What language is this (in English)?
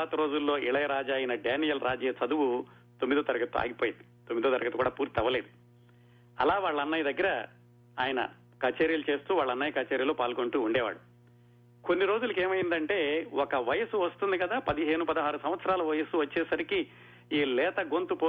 Telugu